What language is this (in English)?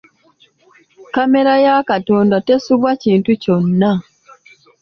Ganda